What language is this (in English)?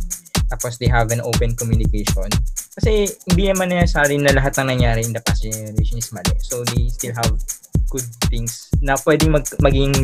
Filipino